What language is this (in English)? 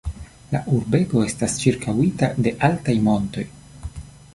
Esperanto